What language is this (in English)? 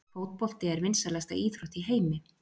Icelandic